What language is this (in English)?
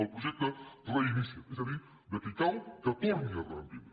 Catalan